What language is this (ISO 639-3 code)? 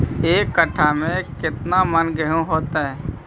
mag